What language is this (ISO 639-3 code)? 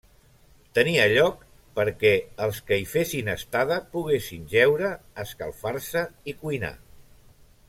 cat